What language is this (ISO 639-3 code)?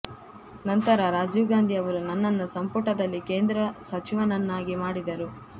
kan